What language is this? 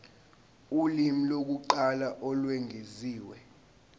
Zulu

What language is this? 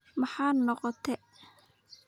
Somali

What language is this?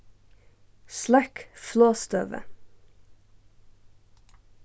Faroese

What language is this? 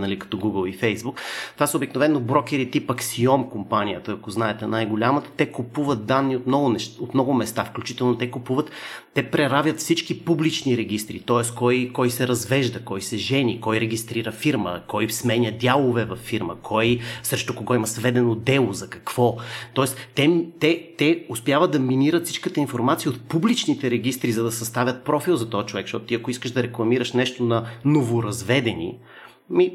Bulgarian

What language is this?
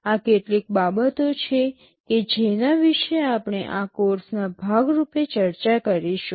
Gujarati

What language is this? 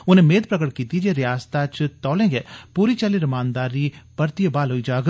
Dogri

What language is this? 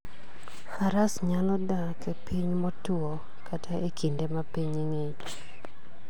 Luo (Kenya and Tanzania)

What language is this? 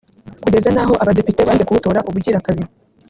Kinyarwanda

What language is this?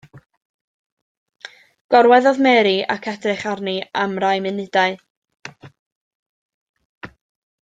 Welsh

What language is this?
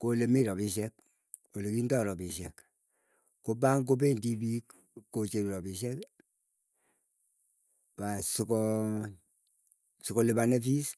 Keiyo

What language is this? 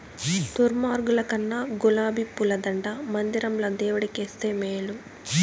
Telugu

